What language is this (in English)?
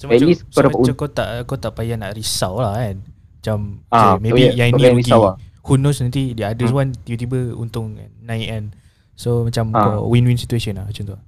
Malay